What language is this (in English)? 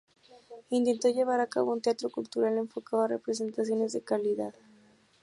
Spanish